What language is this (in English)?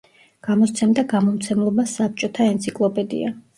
Georgian